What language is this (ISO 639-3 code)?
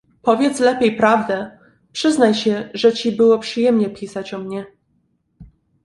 pol